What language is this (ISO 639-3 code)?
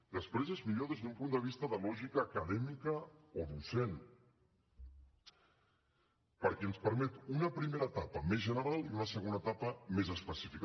cat